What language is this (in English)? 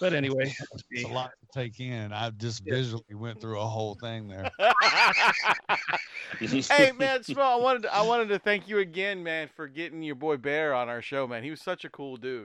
English